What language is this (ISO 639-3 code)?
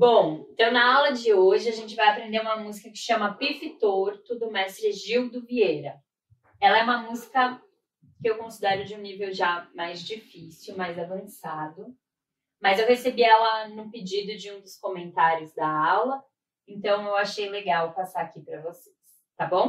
por